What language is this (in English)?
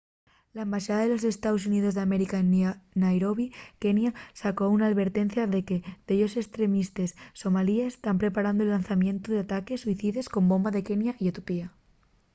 Asturian